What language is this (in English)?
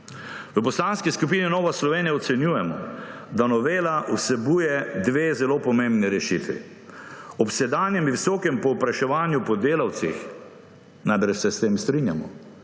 Slovenian